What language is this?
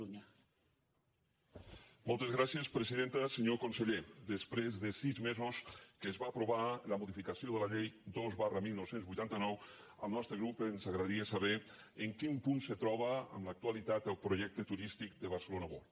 Catalan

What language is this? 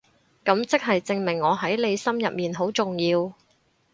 Cantonese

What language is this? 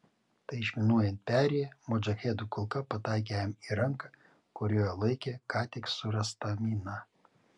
Lithuanian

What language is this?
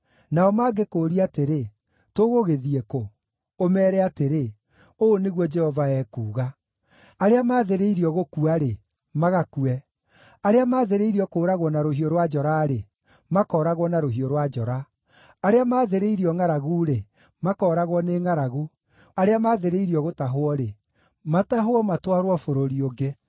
Kikuyu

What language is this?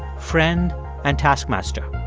English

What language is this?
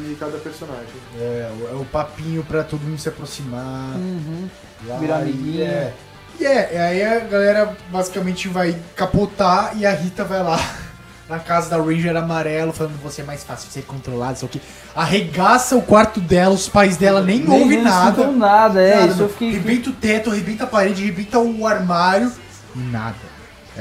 Portuguese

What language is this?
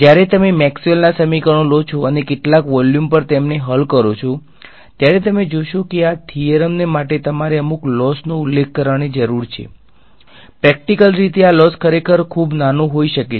Gujarati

